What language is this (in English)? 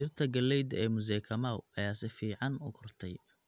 Somali